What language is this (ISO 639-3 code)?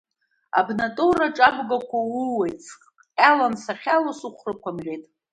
abk